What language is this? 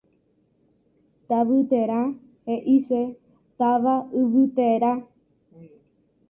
Guarani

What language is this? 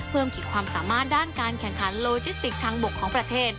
Thai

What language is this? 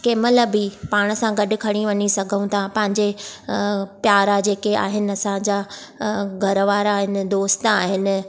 Sindhi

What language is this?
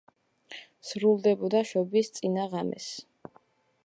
Georgian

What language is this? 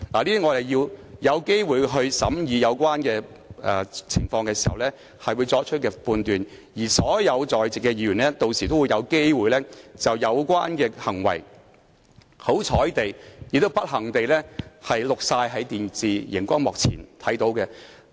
Cantonese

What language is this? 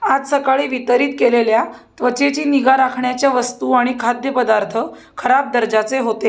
Marathi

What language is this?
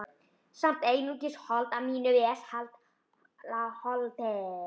Icelandic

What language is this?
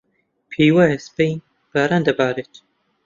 Central Kurdish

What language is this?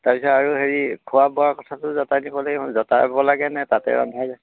Assamese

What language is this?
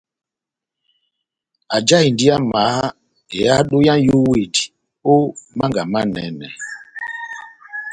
Batanga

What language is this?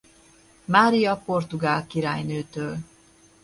Hungarian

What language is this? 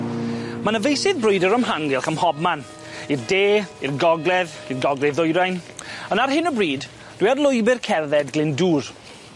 Welsh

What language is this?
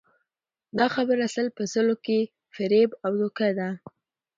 Pashto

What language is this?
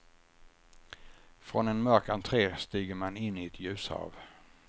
Swedish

